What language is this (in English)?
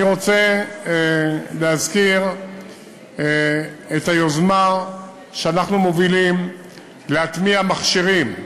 Hebrew